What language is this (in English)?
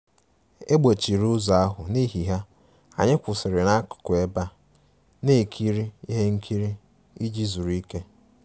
Igbo